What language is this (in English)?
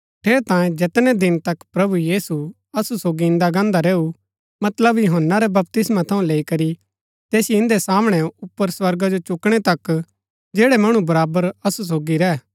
Gaddi